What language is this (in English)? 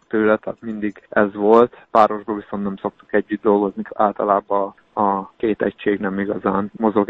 Hungarian